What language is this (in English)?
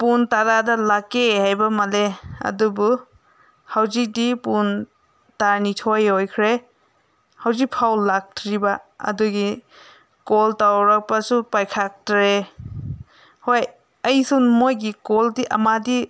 Manipuri